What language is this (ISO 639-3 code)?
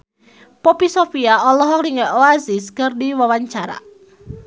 sun